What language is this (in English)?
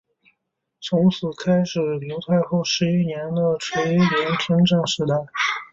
Chinese